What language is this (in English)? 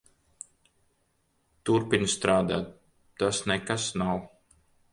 Latvian